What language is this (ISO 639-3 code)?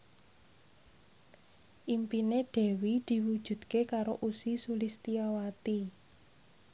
jav